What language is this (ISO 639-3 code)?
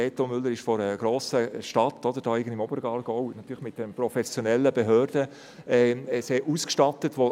gsw